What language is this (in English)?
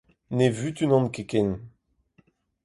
Breton